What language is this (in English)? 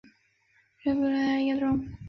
Chinese